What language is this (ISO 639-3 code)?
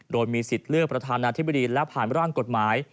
tha